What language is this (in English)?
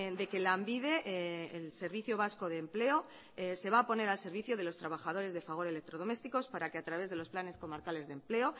Spanish